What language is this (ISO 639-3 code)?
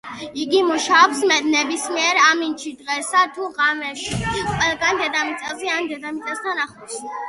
kat